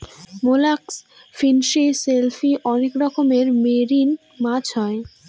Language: Bangla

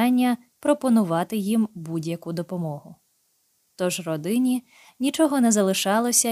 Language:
Ukrainian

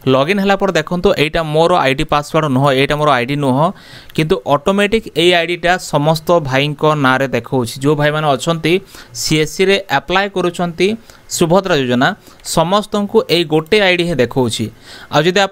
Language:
Bangla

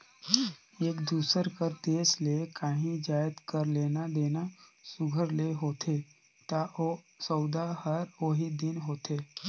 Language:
Chhattisgarhi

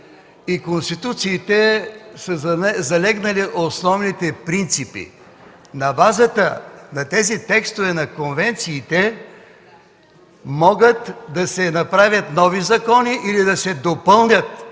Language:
Bulgarian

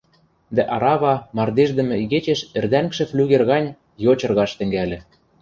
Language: Western Mari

